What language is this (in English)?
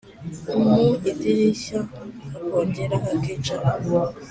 Kinyarwanda